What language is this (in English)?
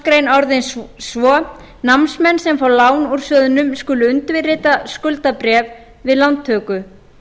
Icelandic